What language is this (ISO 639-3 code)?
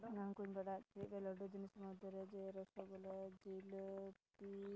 sat